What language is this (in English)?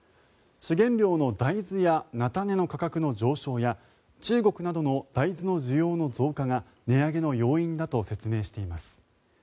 Japanese